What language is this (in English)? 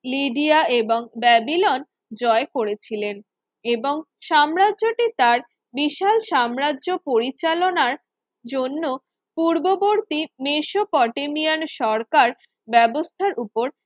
Bangla